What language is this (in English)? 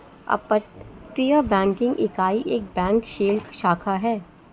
Hindi